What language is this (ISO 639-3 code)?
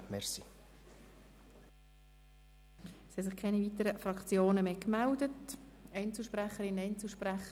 gsw